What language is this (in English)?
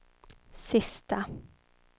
Swedish